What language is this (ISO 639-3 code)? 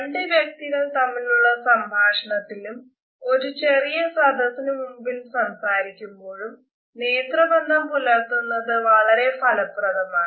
mal